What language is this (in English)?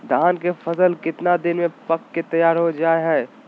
Magahi